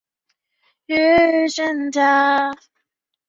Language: Chinese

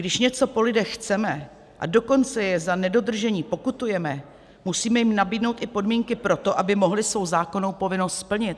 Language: Czech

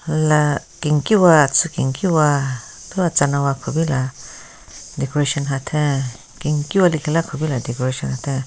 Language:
Southern Rengma Naga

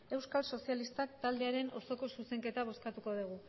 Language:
Basque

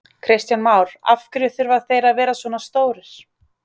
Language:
Icelandic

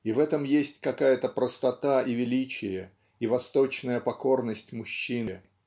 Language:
Russian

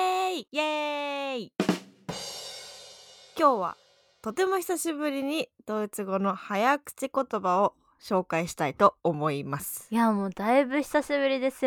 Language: Japanese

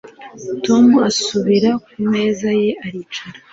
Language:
Kinyarwanda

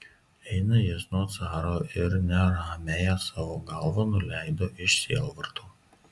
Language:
Lithuanian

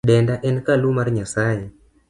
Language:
Luo (Kenya and Tanzania)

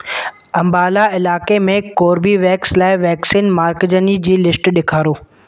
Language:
Sindhi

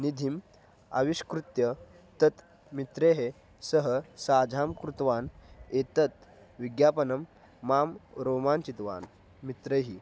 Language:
Sanskrit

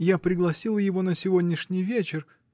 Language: Russian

